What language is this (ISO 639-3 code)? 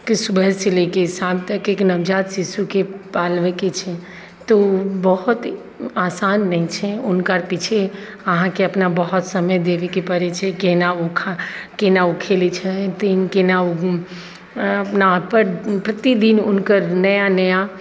mai